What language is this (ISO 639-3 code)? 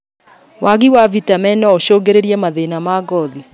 kik